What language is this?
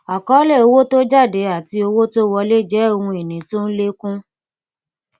Yoruba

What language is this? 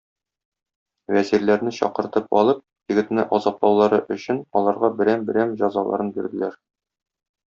Tatar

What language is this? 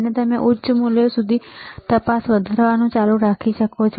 Gujarati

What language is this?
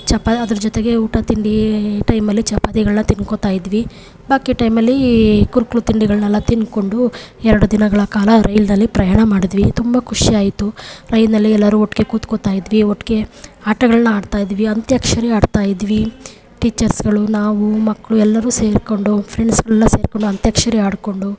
Kannada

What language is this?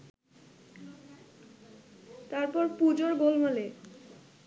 Bangla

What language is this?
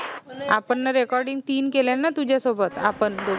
Marathi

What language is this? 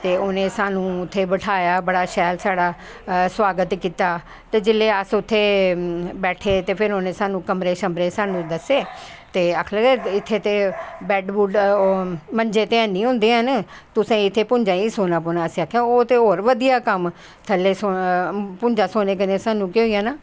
Dogri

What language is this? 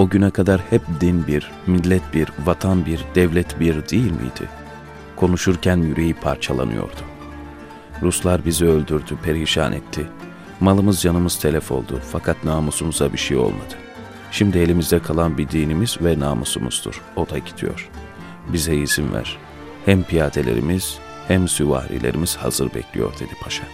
Turkish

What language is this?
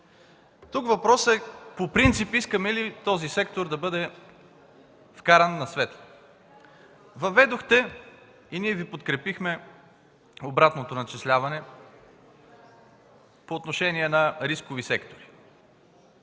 Bulgarian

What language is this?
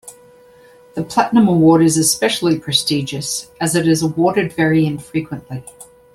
English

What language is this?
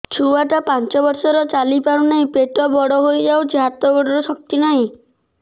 Odia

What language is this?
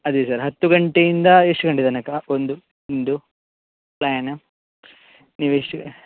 Kannada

